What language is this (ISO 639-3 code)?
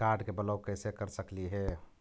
mag